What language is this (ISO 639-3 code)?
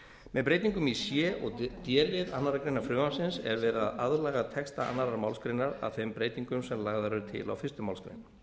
isl